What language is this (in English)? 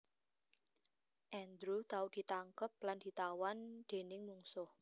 Javanese